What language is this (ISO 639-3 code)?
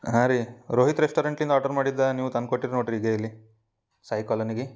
kan